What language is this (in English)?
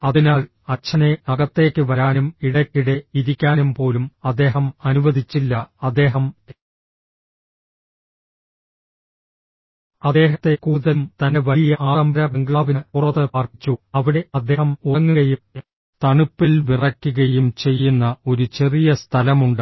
Malayalam